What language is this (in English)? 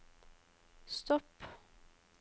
Norwegian